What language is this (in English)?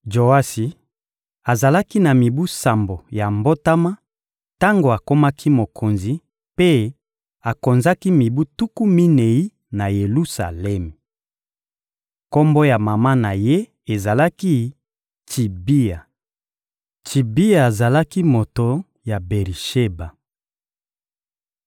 Lingala